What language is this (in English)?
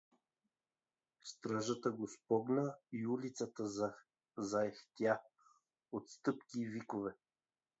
Bulgarian